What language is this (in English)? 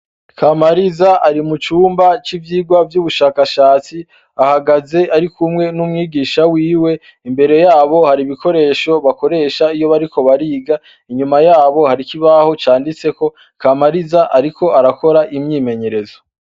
Rundi